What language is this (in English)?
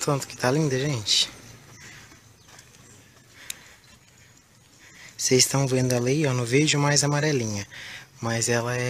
Portuguese